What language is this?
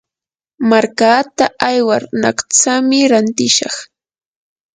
Yanahuanca Pasco Quechua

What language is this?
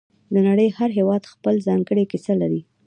Pashto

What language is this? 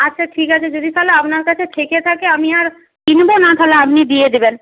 Bangla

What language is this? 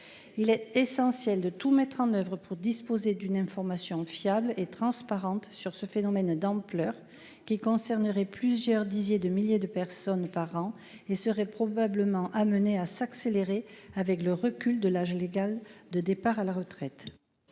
French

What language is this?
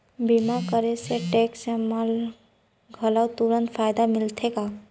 Chhattisgarhi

